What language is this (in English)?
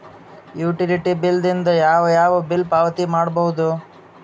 Kannada